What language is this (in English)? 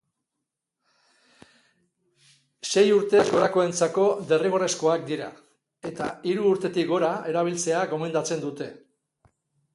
Basque